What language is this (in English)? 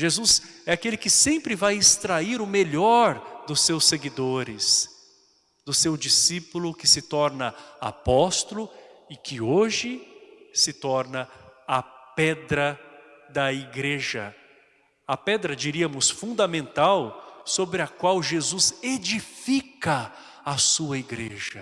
Portuguese